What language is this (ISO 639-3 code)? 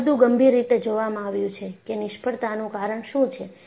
guj